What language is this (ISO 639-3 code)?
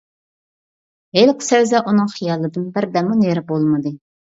uig